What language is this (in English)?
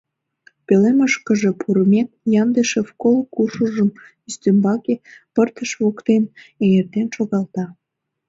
Mari